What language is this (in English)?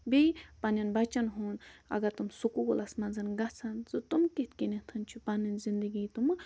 Kashmiri